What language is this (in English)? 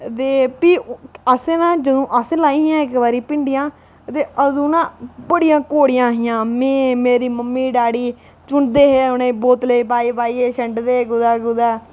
Dogri